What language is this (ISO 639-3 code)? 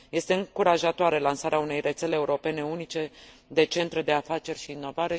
ron